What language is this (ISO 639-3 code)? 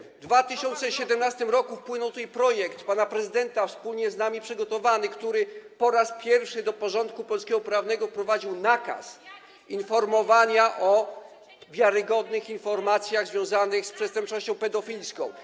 pol